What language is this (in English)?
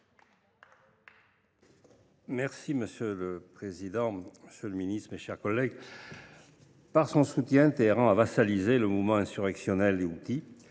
French